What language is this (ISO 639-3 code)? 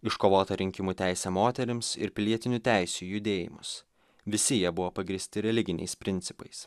lit